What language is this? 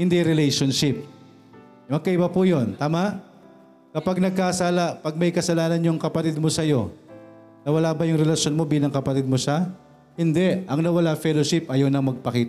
Filipino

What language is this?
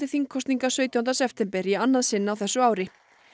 Icelandic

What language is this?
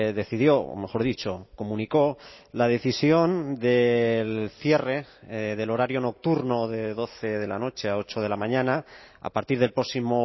Spanish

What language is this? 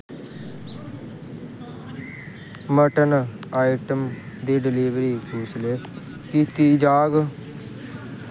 Dogri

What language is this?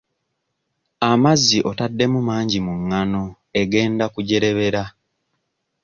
Ganda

